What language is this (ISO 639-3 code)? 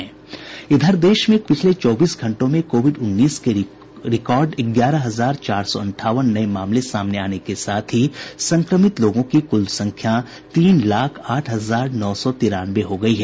hin